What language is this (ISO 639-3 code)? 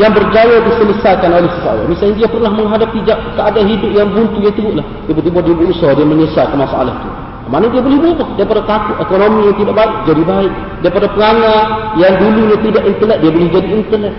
msa